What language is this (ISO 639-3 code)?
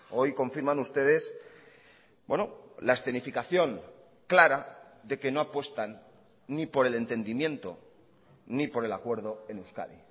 spa